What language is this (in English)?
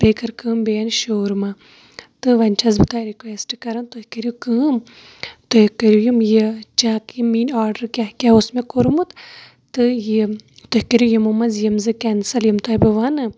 Kashmiri